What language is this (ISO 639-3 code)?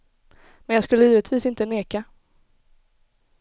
swe